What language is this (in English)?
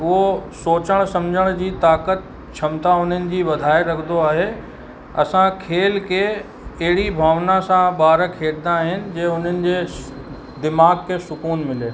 Sindhi